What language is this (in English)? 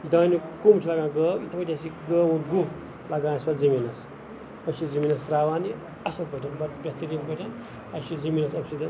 Kashmiri